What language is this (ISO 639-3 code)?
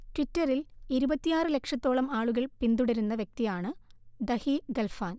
mal